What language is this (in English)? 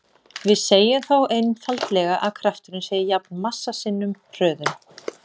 Icelandic